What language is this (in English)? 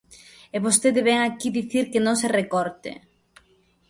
Galician